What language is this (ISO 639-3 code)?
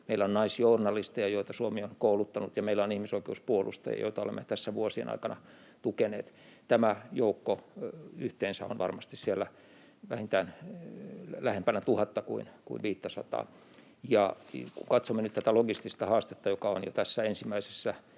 fin